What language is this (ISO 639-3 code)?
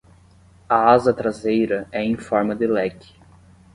por